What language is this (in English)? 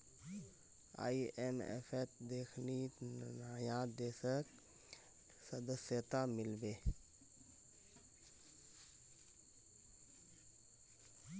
Magahi